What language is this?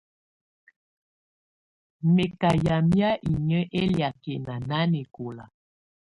Tunen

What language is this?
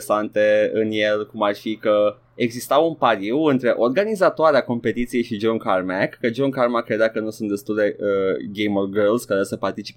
Romanian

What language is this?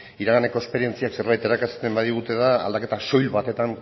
Basque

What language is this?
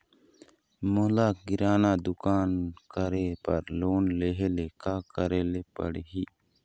Chhattisgarhi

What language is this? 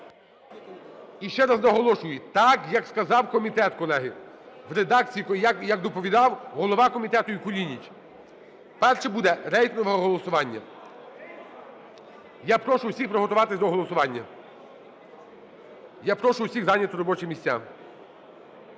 Ukrainian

